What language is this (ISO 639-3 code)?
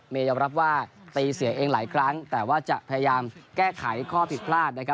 tha